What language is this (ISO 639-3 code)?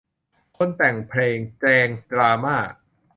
tha